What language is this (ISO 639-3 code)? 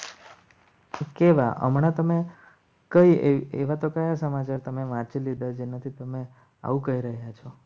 guj